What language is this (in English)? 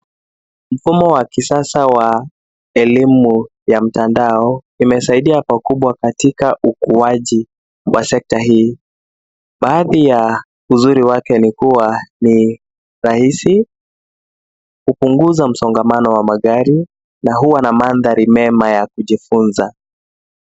Swahili